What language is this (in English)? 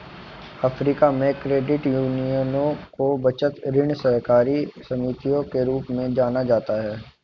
Hindi